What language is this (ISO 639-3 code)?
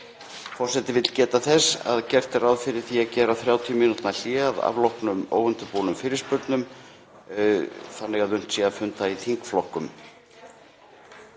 isl